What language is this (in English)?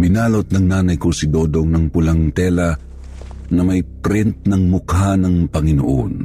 Filipino